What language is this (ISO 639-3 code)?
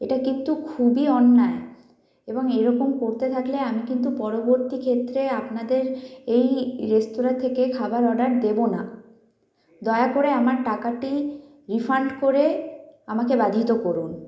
ben